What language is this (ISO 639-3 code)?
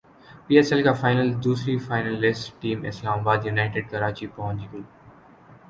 urd